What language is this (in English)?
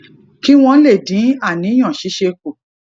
Yoruba